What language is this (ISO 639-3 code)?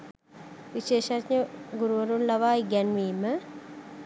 sin